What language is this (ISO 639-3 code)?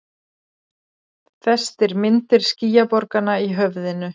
isl